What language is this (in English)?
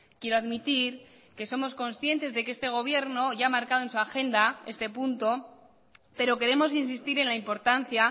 Spanish